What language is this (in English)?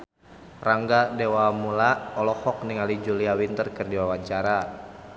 Sundanese